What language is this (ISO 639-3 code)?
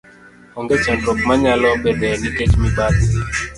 luo